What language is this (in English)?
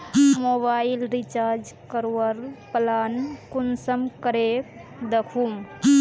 Magahi